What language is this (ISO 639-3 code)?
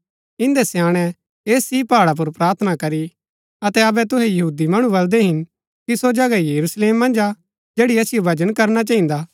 gbk